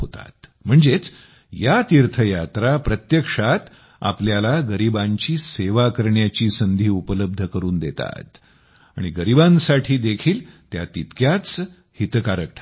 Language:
Marathi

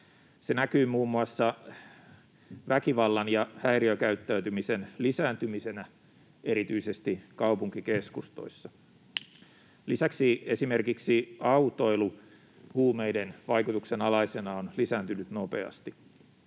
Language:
Finnish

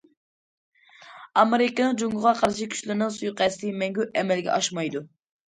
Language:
Uyghur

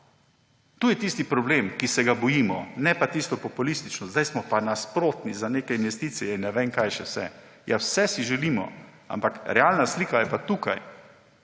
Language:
Slovenian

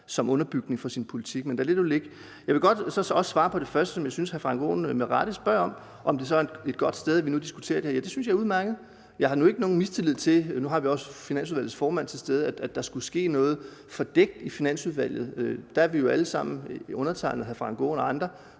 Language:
Danish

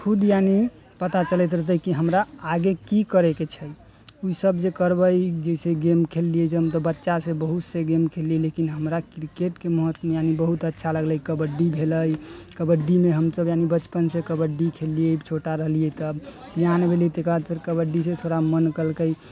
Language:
Maithili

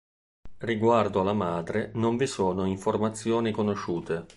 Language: Italian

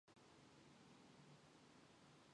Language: Mongolian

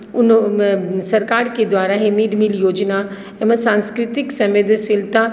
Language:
Maithili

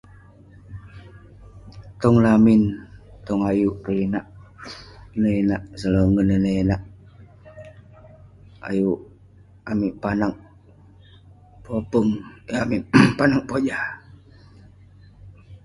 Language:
Western Penan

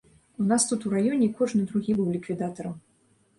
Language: Belarusian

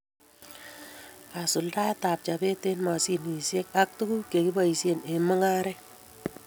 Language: Kalenjin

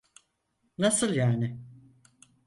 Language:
Turkish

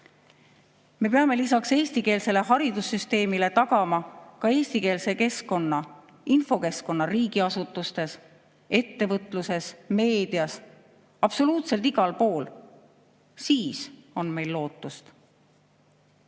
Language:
Estonian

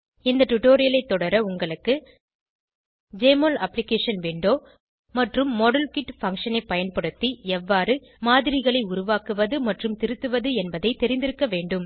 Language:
Tamil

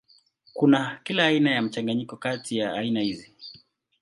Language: Swahili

